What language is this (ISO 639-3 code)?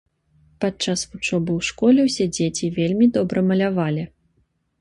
bel